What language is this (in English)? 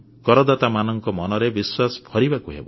Odia